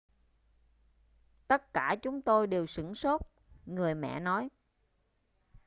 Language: Vietnamese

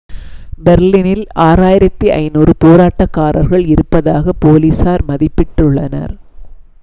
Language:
Tamil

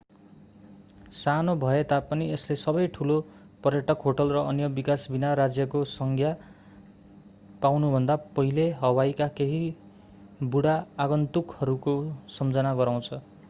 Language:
Nepali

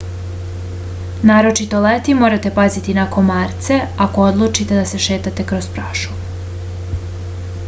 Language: Serbian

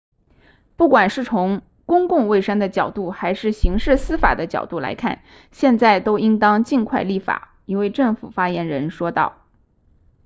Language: Chinese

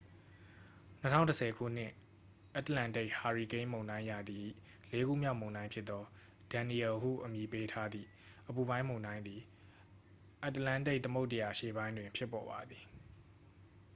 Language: Burmese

